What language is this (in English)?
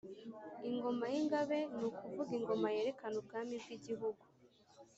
Kinyarwanda